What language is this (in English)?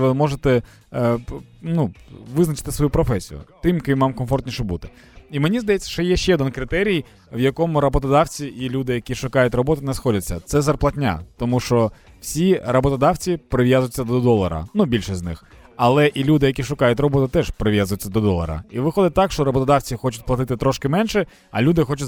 Ukrainian